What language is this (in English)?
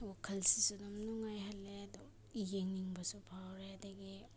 Manipuri